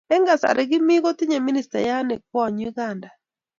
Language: Kalenjin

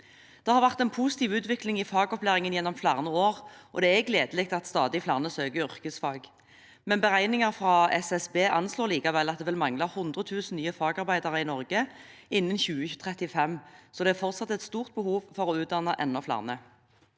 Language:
Norwegian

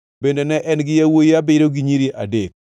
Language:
Luo (Kenya and Tanzania)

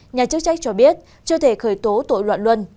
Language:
Vietnamese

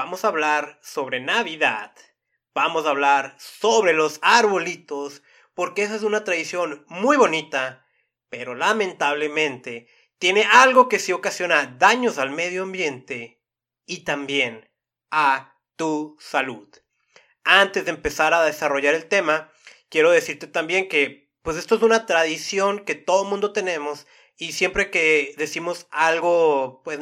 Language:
Spanish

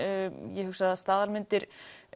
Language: Icelandic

